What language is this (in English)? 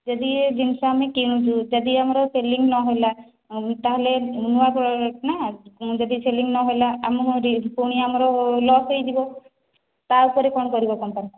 Odia